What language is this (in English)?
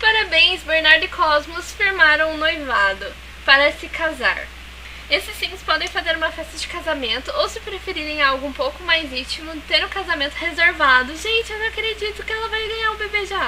Portuguese